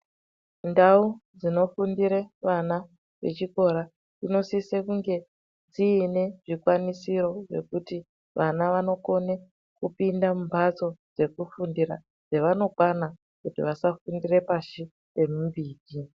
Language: Ndau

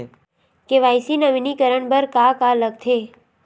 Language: Chhattisgarhi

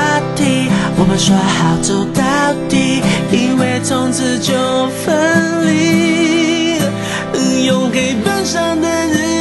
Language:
Chinese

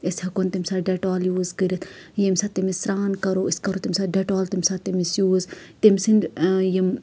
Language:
Kashmiri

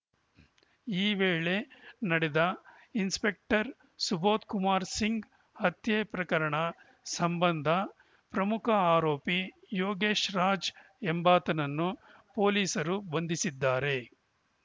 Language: Kannada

